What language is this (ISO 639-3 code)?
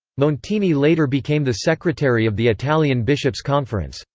eng